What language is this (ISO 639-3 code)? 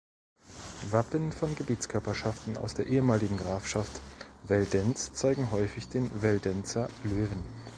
deu